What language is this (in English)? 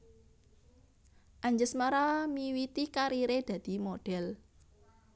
Javanese